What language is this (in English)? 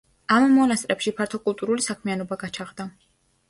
Georgian